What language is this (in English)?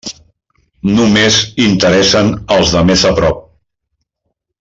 Catalan